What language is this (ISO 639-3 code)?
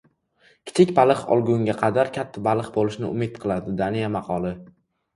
uzb